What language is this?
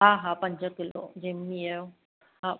Sindhi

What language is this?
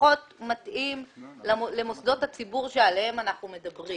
Hebrew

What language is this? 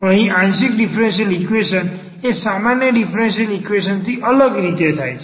Gujarati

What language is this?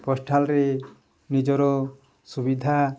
Odia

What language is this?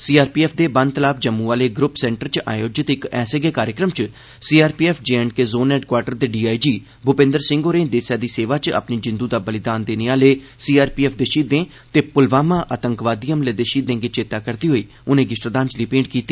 Dogri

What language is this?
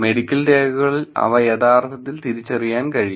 Malayalam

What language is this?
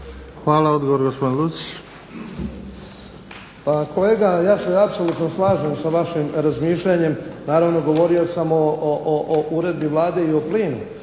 Croatian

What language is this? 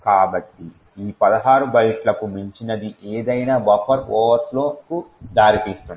Telugu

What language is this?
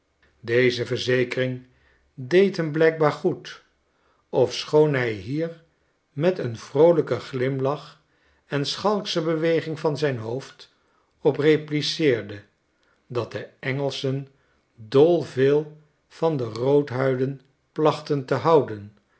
Dutch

